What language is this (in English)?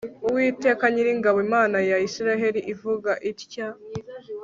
Kinyarwanda